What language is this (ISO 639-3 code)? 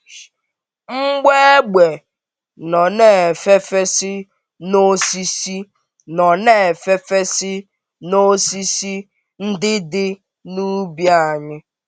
ibo